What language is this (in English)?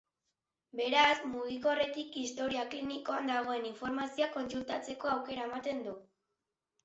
Basque